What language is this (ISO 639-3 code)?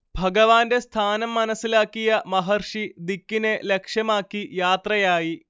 mal